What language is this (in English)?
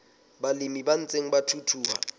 Southern Sotho